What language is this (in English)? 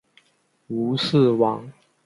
Chinese